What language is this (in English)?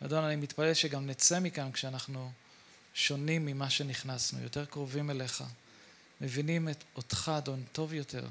Hebrew